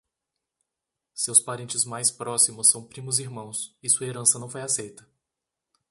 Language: Portuguese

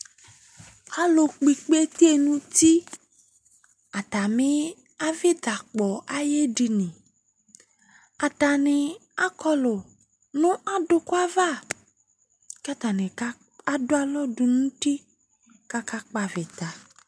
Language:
Ikposo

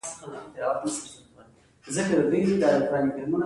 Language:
Pashto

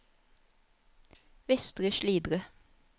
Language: Norwegian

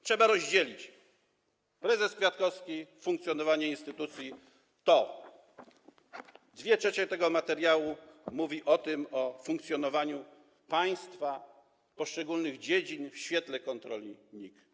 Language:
Polish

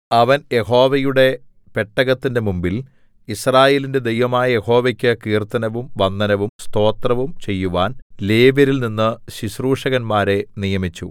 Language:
Malayalam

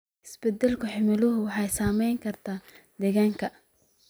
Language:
Somali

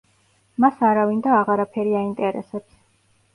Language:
Georgian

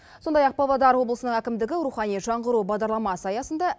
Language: Kazakh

